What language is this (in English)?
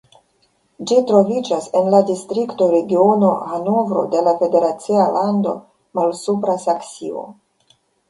Esperanto